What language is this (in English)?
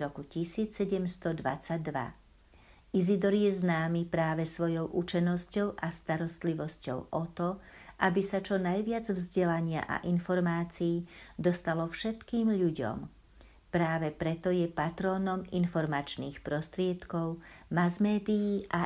Slovak